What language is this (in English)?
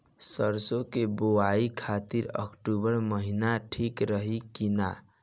Bhojpuri